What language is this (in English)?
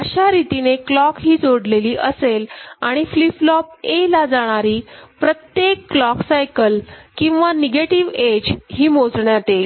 Marathi